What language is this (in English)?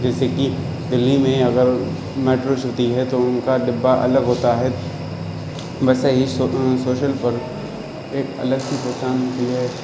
Urdu